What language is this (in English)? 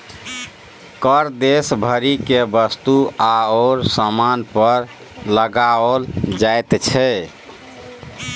Maithili